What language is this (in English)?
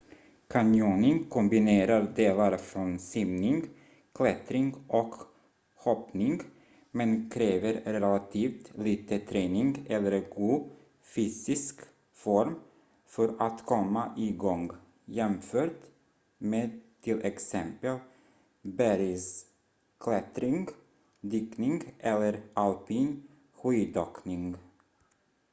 Swedish